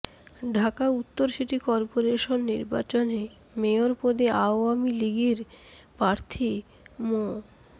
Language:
Bangla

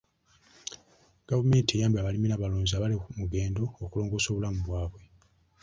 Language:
Ganda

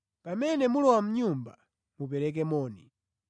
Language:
Nyanja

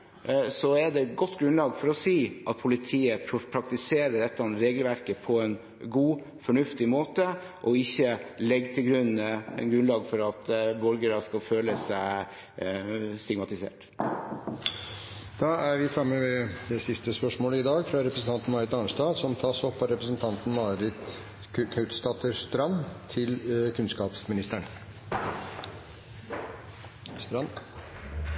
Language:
Norwegian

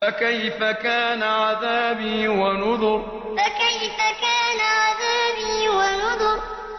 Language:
Arabic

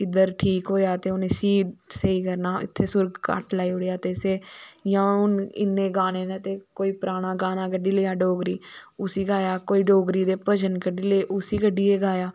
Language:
Dogri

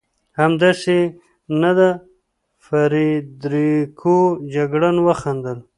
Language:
Pashto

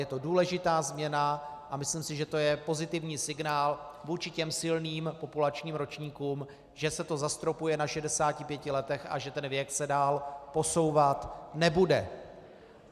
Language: Czech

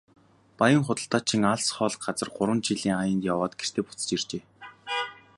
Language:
Mongolian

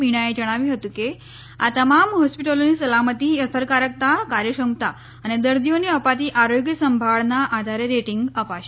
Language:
Gujarati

